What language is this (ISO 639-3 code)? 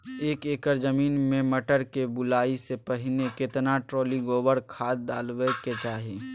mai